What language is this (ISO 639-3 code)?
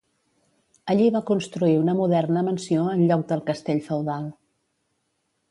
cat